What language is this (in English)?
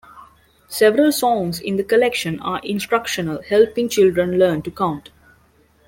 English